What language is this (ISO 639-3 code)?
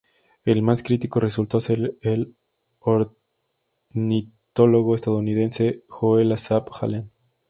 spa